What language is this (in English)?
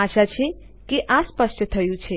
Gujarati